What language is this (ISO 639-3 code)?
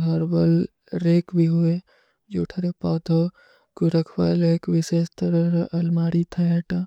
uki